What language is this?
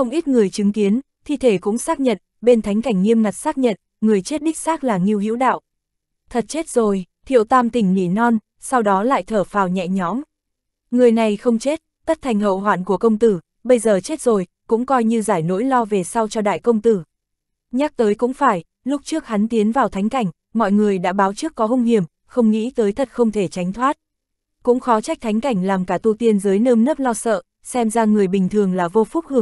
Vietnamese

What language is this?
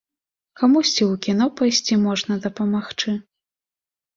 Belarusian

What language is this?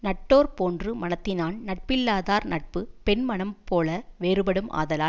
Tamil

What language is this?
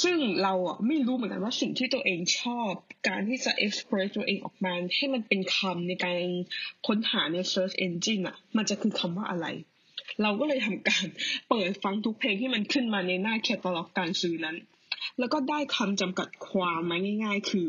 Thai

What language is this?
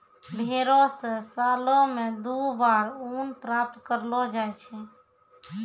Maithili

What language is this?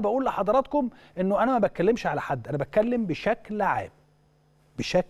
Arabic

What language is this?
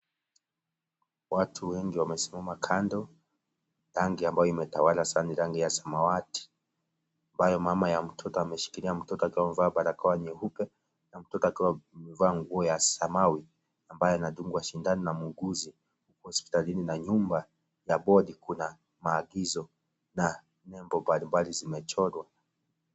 Swahili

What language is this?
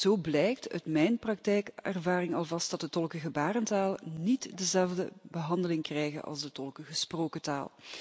Dutch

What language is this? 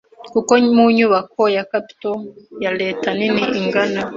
Kinyarwanda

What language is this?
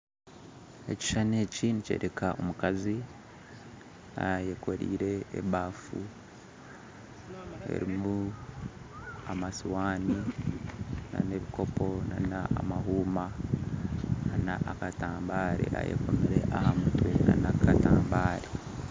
Nyankole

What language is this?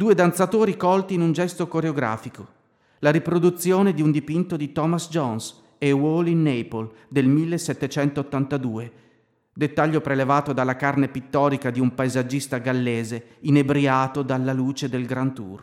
Italian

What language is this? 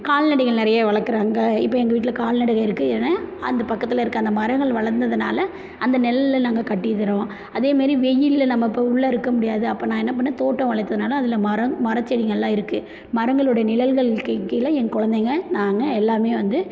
Tamil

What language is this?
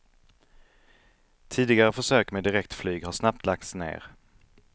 Swedish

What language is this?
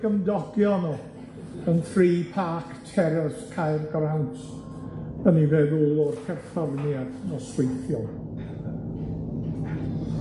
Welsh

